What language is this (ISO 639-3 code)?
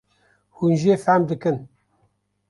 kur